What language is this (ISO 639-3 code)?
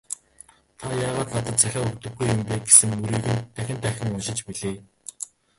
mon